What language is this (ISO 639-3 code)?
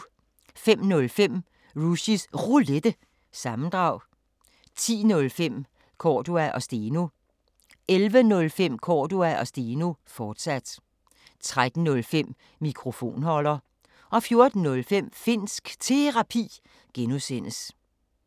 dan